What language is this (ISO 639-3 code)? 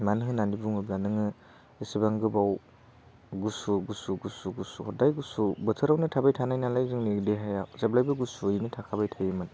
brx